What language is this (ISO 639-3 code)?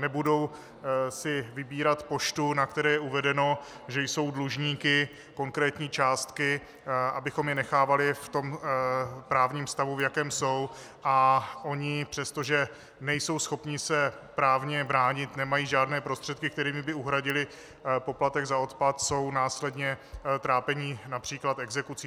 ces